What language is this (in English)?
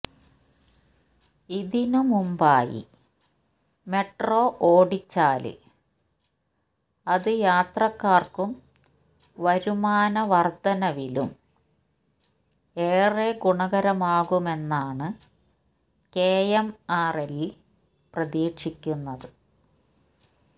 Malayalam